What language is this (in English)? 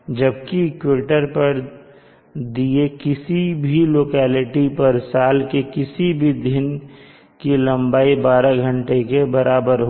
Hindi